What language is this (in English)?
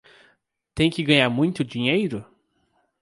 Portuguese